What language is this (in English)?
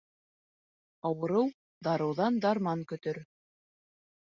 Bashkir